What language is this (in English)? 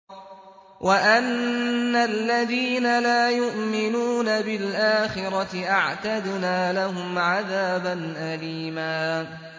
Arabic